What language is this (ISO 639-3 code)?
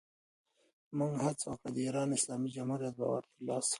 pus